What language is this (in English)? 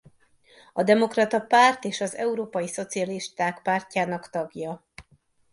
Hungarian